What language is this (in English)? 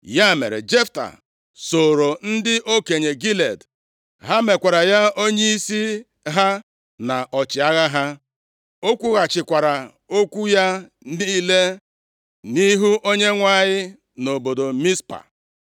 Igbo